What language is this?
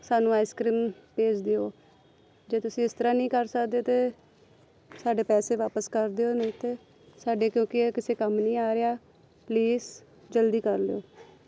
Punjabi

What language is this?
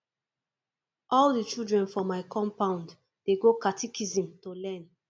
Nigerian Pidgin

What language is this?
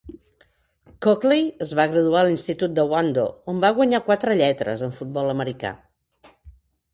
Catalan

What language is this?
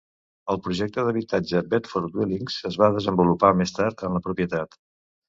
Catalan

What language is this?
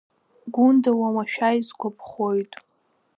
Abkhazian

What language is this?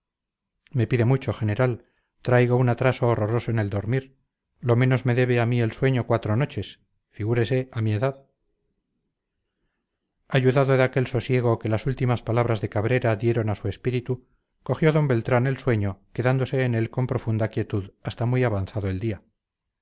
Spanish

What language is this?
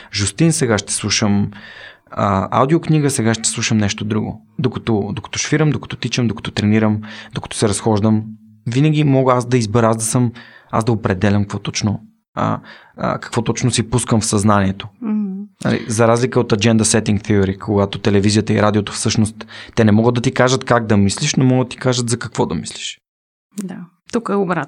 Bulgarian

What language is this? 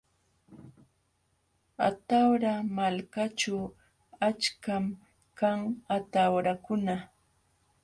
Jauja Wanca Quechua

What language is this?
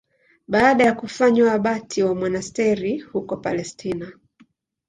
Swahili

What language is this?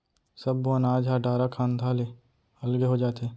Chhattisgarhi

